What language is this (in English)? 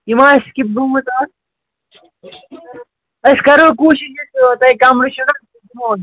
Kashmiri